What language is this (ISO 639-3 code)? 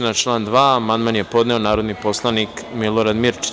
srp